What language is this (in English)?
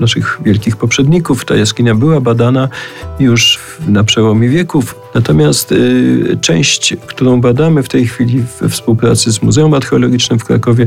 Polish